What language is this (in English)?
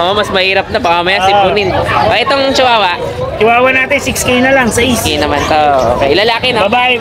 Filipino